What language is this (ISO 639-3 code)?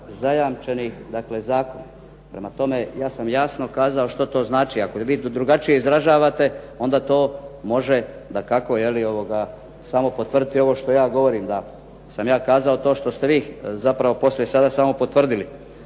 hrv